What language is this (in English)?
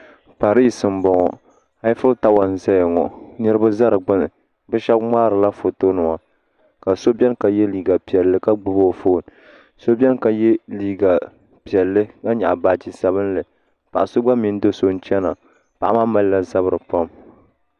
Dagbani